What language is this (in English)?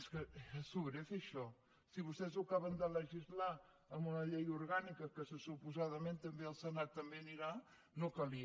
Catalan